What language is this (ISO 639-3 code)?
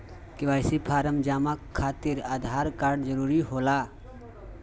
mag